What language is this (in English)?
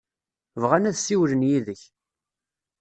Kabyle